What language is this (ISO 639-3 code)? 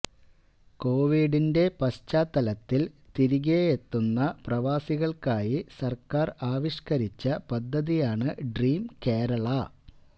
mal